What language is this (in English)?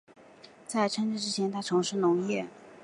Chinese